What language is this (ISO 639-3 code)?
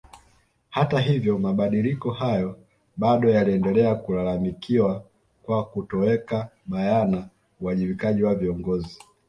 swa